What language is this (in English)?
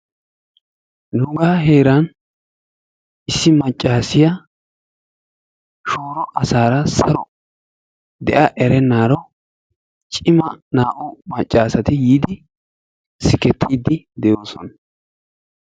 Wolaytta